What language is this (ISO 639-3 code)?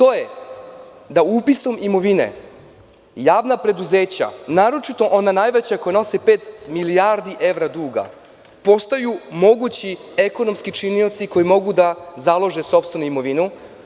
srp